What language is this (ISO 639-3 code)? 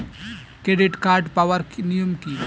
ben